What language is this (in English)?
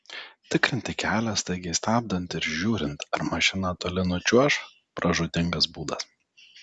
Lithuanian